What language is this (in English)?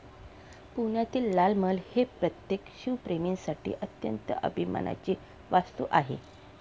Marathi